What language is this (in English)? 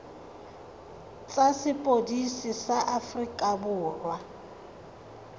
Tswana